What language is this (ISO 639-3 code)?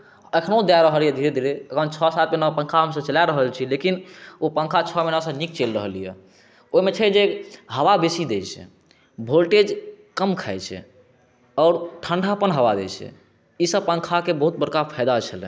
mai